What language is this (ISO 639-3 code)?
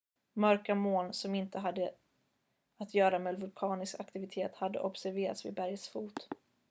swe